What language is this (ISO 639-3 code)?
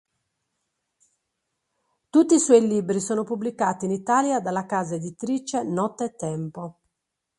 ita